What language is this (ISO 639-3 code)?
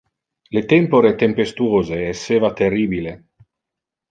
ina